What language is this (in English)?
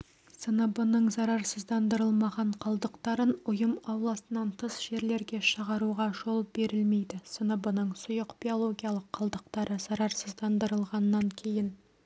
Kazakh